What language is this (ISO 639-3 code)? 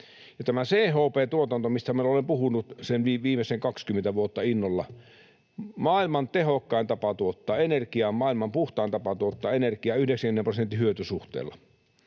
fin